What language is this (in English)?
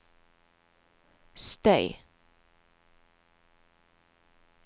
Norwegian